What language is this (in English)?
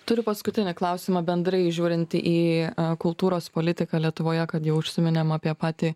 Lithuanian